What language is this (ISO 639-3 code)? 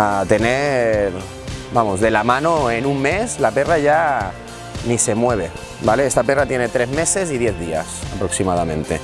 spa